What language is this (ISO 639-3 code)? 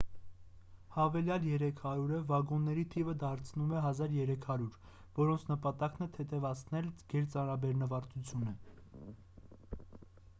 hye